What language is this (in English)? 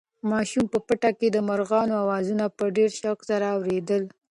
Pashto